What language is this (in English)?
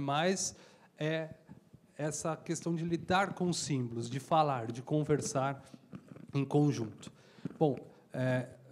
Portuguese